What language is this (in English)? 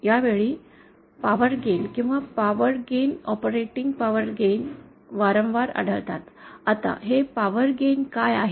Marathi